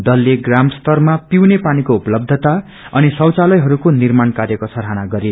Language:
Nepali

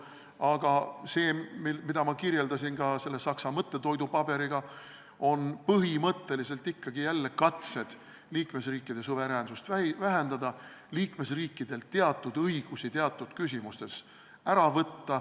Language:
Estonian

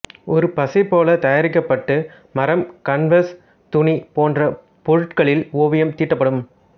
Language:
Tamil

